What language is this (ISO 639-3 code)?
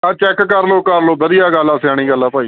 pan